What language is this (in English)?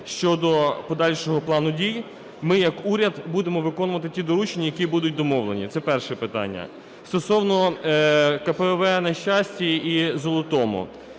Ukrainian